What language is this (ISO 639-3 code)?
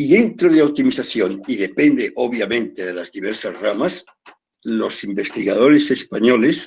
spa